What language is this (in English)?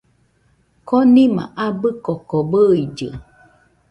Nüpode Huitoto